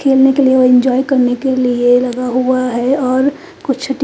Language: Hindi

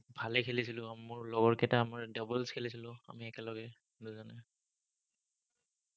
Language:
Assamese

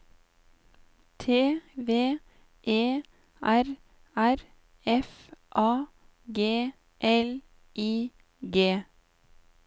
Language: Norwegian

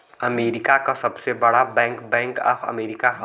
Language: Bhojpuri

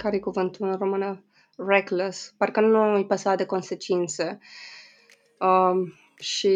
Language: Romanian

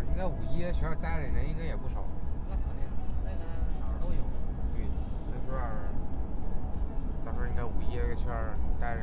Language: Chinese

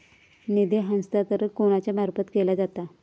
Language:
Marathi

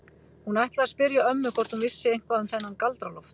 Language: Icelandic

